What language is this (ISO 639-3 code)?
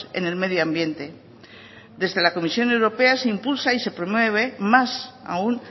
spa